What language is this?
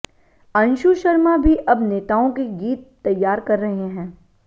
Hindi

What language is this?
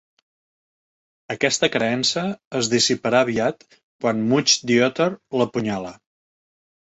Catalan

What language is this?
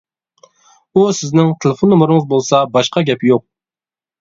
Uyghur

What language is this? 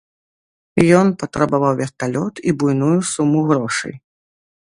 Belarusian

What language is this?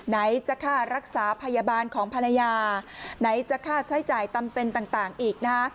Thai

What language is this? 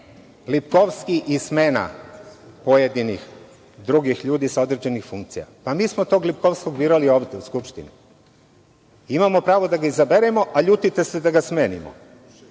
Serbian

